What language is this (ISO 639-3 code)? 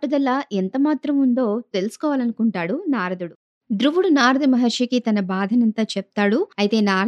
tel